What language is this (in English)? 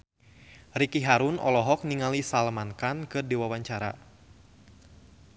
Sundanese